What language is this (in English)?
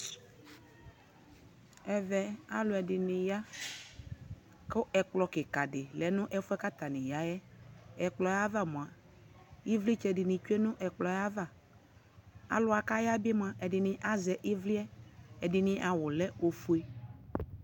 Ikposo